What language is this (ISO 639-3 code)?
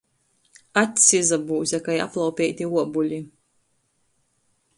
ltg